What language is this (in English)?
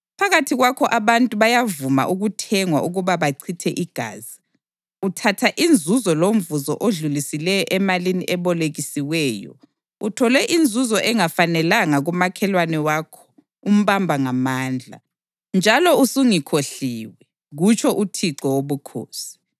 North Ndebele